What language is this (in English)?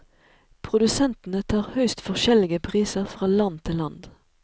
Norwegian